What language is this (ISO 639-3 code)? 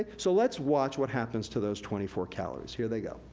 eng